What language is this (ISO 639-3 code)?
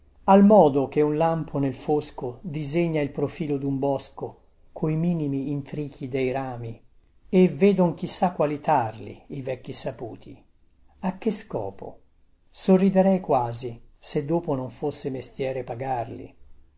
ita